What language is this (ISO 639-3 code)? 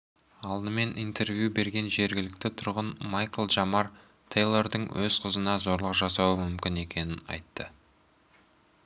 kaz